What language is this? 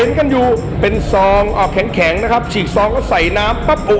Thai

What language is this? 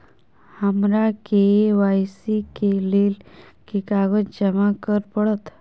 Maithili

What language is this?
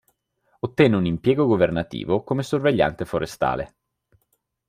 Italian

